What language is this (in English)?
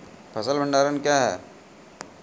Maithili